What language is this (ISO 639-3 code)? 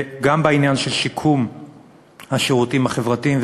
heb